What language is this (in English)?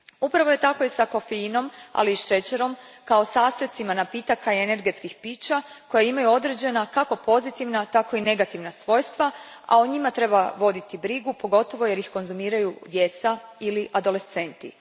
Croatian